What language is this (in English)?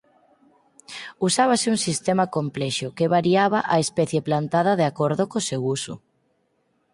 Galician